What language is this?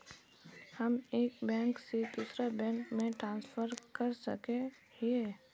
Magahi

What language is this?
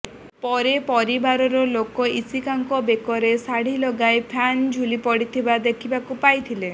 Odia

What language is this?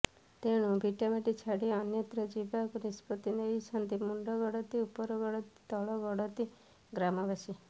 Odia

